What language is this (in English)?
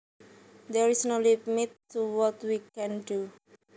Javanese